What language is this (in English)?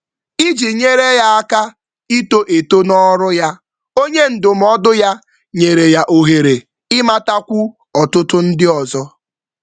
Igbo